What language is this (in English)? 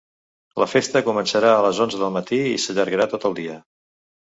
Catalan